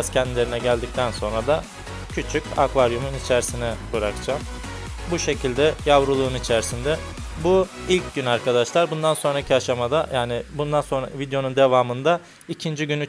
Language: Turkish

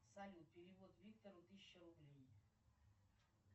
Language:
Russian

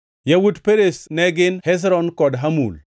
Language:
Luo (Kenya and Tanzania)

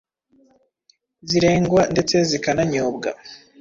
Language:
Kinyarwanda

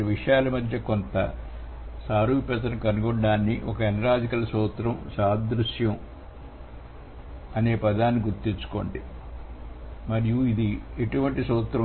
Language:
Telugu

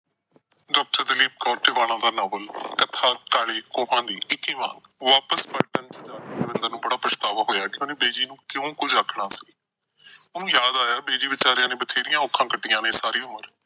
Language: Punjabi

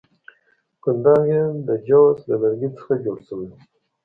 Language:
Pashto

